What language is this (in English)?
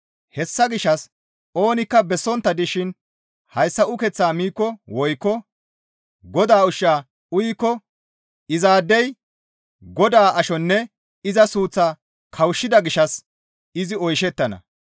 Gamo